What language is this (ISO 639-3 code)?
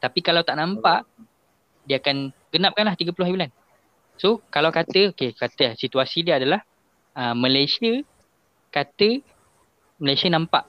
msa